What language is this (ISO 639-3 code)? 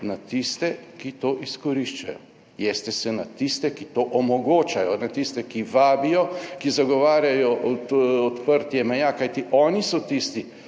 slv